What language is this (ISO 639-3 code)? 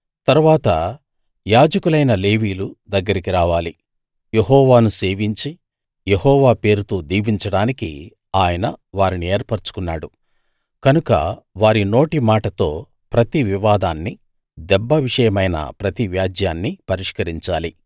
tel